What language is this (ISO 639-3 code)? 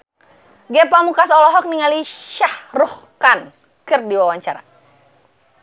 sun